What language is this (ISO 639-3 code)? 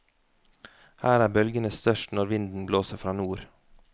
nor